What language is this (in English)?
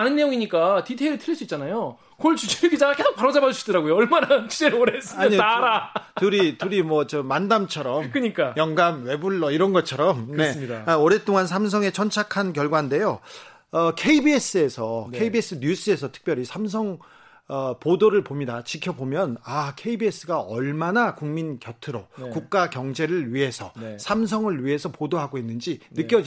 Korean